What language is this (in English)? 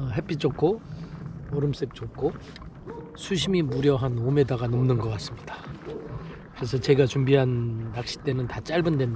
Korean